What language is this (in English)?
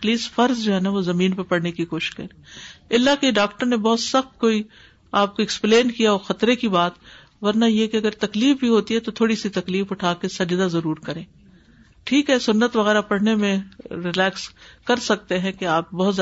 Urdu